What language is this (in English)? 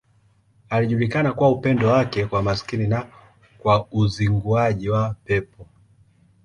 Swahili